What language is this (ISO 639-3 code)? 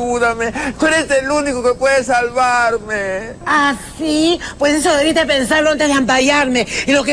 spa